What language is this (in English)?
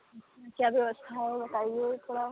Hindi